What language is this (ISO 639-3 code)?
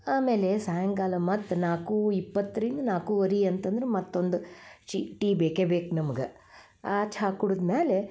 kan